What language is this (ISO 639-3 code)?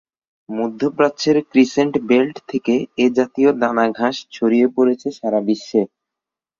ben